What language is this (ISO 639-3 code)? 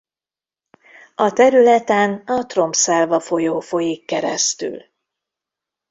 hun